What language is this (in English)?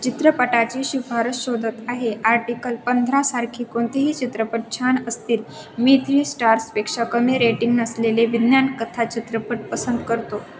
Marathi